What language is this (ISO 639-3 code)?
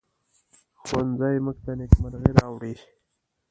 pus